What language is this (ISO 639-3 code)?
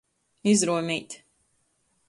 ltg